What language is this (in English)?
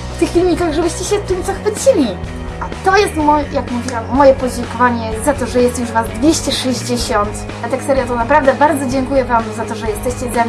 Polish